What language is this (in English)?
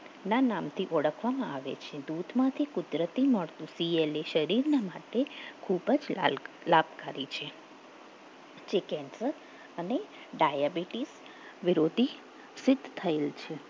Gujarati